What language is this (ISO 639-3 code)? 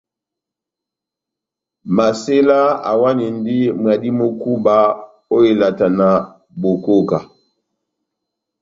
bnm